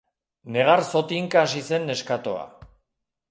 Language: Basque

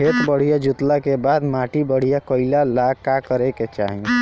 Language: Bhojpuri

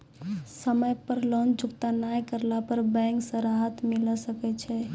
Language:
Maithili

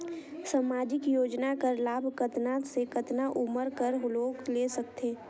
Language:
Chhattisgarhi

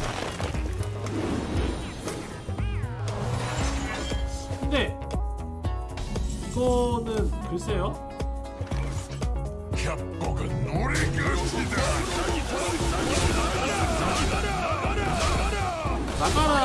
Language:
Korean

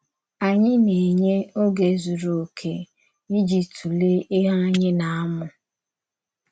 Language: Igbo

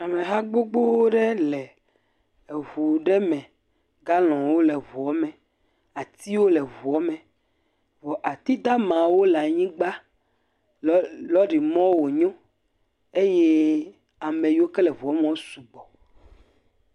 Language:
Ewe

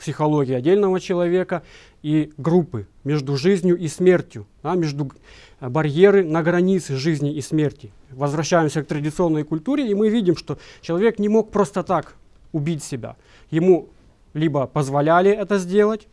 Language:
Russian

